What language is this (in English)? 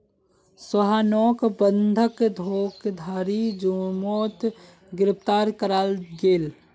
Magahi